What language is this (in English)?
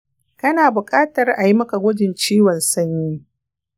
Hausa